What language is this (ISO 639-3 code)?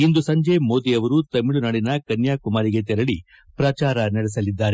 kan